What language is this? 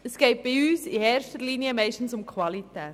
Swiss German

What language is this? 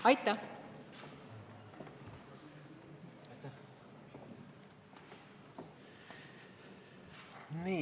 Estonian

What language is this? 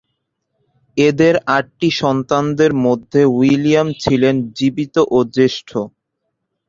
Bangla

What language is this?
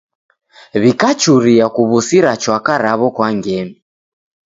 Taita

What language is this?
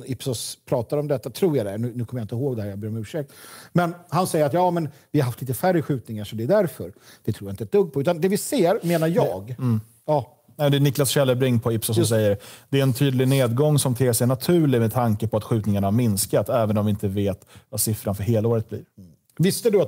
Swedish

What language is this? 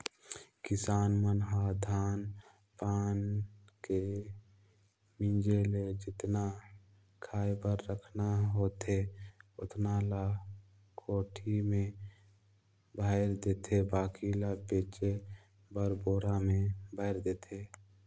Chhattisgarhi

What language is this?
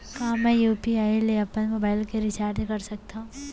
Chhattisgarhi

